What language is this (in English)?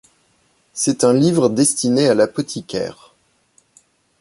French